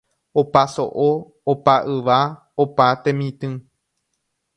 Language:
Guarani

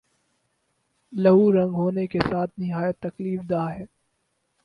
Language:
Urdu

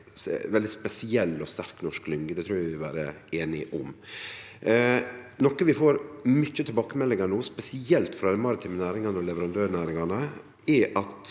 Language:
Norwegian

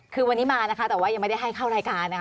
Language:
Thai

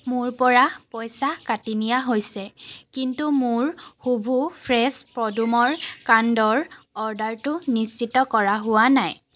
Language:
Assamese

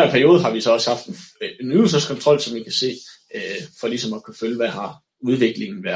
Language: Danish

